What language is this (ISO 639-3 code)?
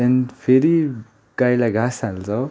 nep